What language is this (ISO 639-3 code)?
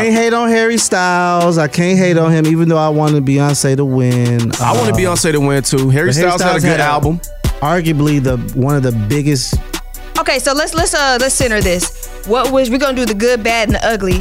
eng